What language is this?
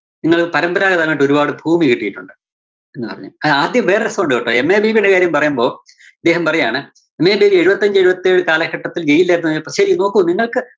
Malayalam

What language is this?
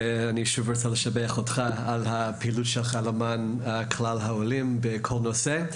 Hebrew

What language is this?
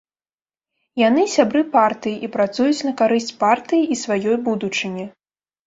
Belarusian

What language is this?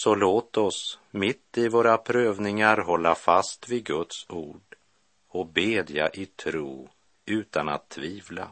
Swedish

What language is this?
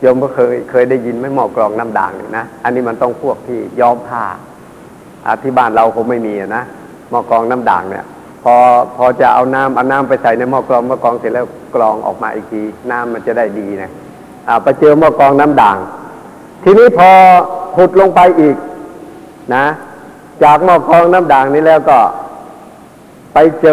Thai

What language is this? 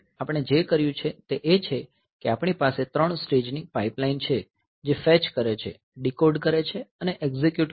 Gujarati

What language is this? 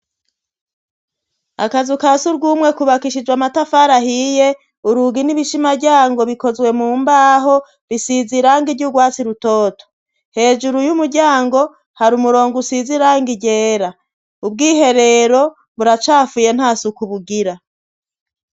Rundi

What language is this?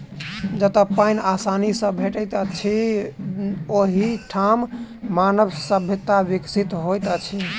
Maithili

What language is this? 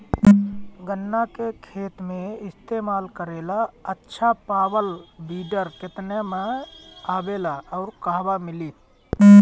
Bhojpuri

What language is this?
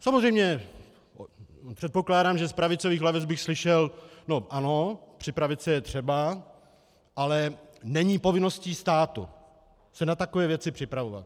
Czech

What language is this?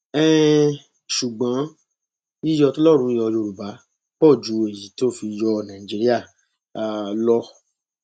Yoruba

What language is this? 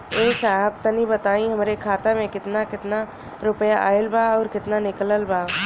Bhojpuri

